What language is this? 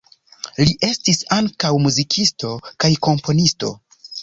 Esperanto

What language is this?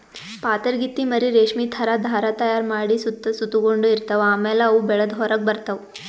Kannada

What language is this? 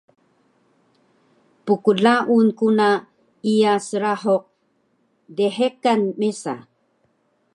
Taroko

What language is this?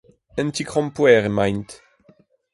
Breton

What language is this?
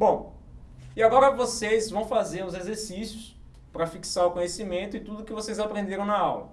Portuguese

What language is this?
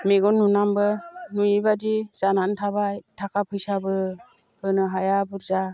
Bodo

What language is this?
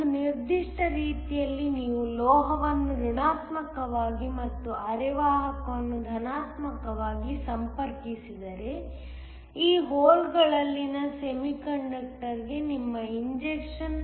Kannada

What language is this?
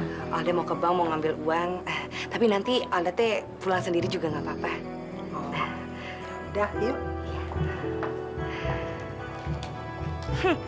Indonesian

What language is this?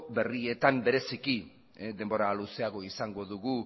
Basque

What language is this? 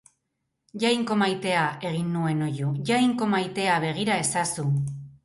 Basque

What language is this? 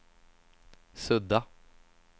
Swedish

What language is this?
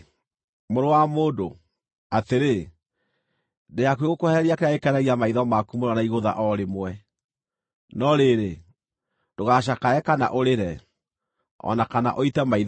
Kikuyu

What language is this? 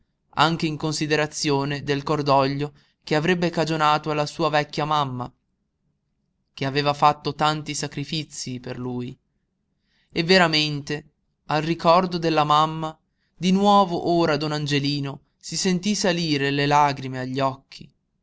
Italian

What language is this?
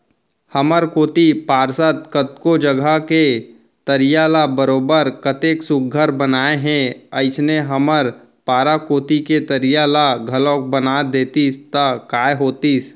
Chhattisgarhi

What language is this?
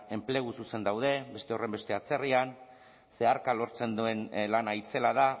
Basque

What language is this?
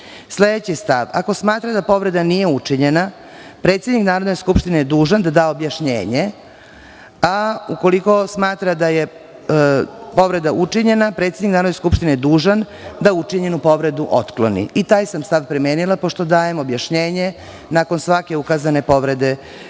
Serbian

